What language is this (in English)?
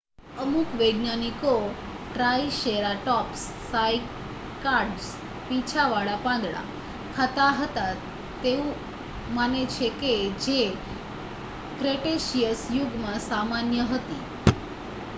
Gujarati